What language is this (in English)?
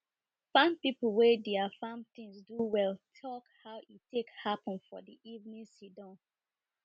Nigerian Pidgin